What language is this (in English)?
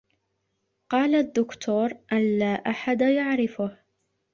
Arabic